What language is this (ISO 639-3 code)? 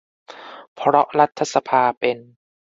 tha